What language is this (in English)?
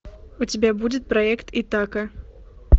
Russian